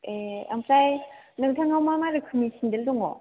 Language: Bodo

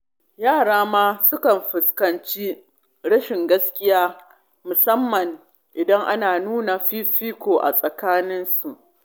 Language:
Hausa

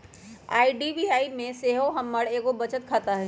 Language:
Magahi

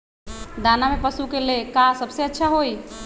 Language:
Magahi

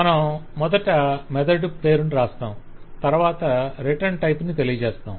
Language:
Telugu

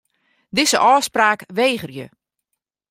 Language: Western Frisian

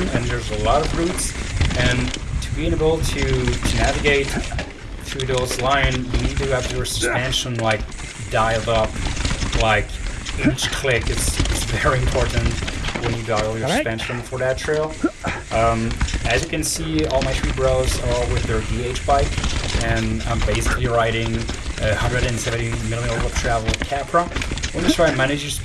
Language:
English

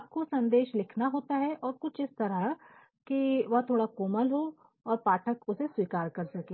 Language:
Hindi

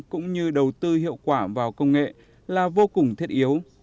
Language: Vietnamese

